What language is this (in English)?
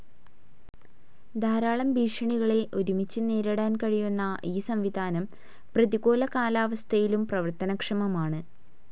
Malayalam